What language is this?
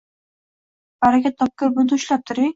Uzbek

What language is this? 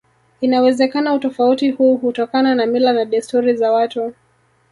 Swahili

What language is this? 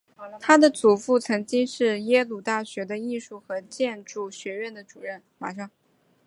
Chinese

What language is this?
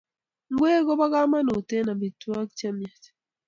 Kalenjin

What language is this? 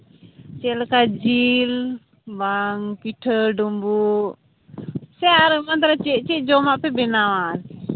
Santali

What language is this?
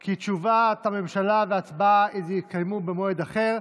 Hebrew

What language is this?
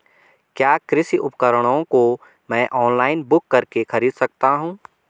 Hindi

